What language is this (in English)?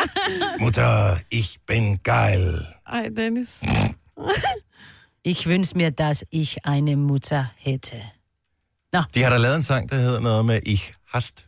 Danish